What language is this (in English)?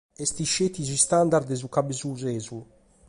Sardinian